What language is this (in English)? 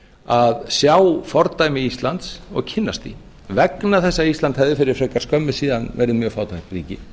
Icelandic